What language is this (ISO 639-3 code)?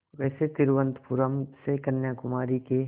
hin